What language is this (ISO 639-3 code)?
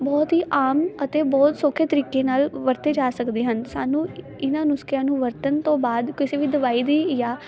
pan